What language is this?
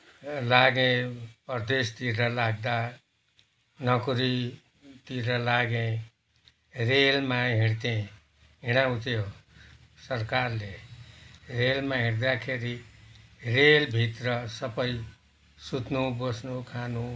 Nepali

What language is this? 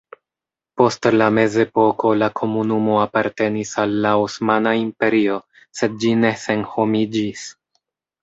Esperanto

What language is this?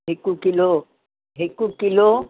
Sindhi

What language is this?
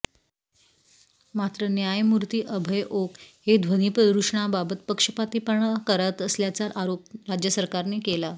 Marathi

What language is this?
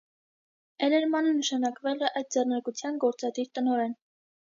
Armenian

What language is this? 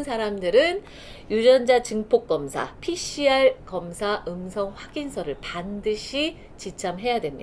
Korean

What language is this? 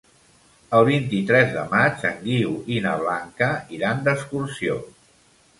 Catalan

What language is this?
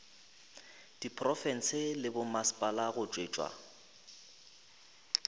Northern Sotho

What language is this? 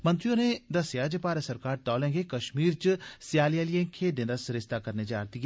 Dogri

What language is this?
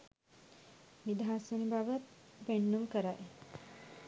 Sinhala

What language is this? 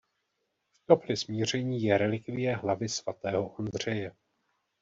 Czech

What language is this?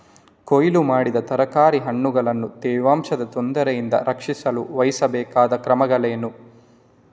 Kannada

